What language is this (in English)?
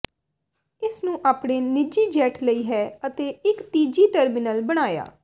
Punjabi